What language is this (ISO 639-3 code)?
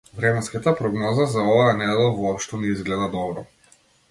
mkd